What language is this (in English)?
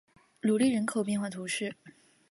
Chinese